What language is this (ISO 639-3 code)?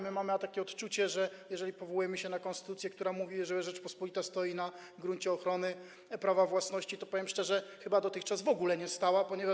pol